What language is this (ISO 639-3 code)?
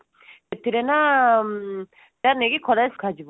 ori